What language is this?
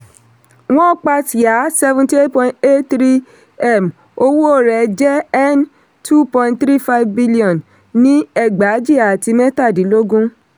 Yoruba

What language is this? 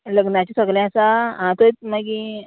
Konkani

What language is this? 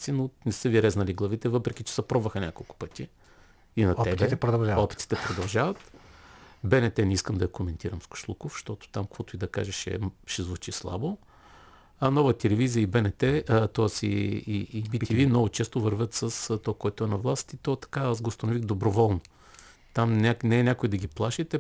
Bulgarian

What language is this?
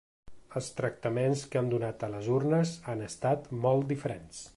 Catalan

